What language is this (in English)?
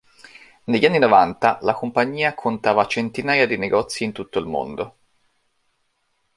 Italian